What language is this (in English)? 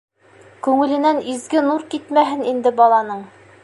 Bashkir